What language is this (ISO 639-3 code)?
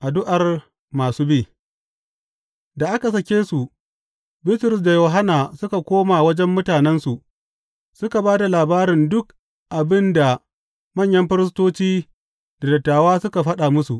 hau